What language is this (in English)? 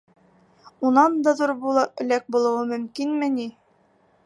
Bashkir